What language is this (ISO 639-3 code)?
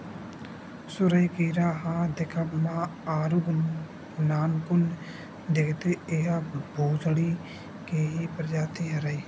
hne